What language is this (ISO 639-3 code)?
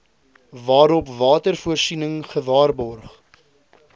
afr